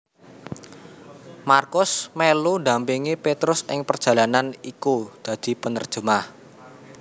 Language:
Javanese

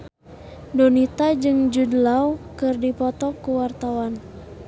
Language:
Sundanese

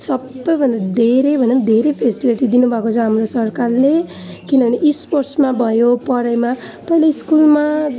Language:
Nepali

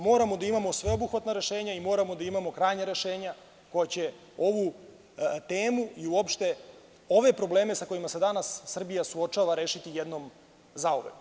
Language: Serbian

